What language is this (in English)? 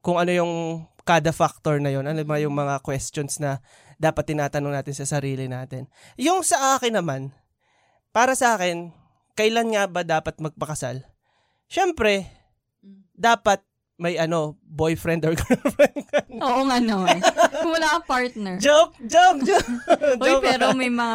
Filipino